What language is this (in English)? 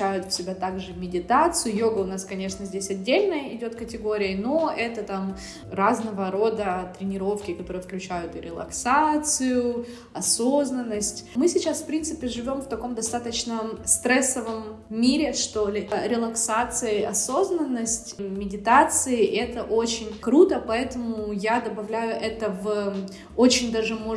Russian